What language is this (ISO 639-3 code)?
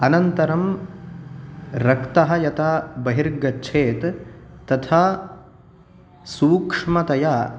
san